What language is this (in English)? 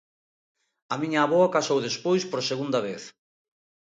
Galician